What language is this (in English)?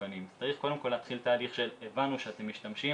Hebrew